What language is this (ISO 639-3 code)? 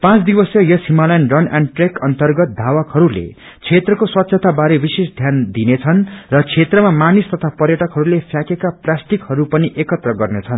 nep